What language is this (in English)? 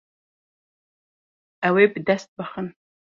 Kurdish